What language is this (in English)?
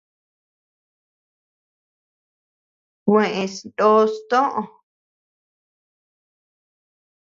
Tepeuxila Cuicatec